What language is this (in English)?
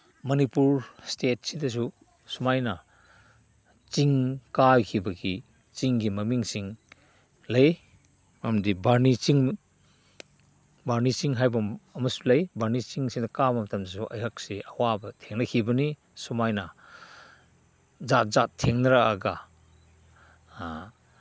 Manipuri